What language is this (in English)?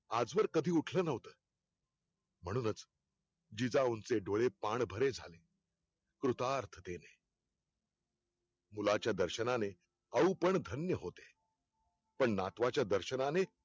Marathi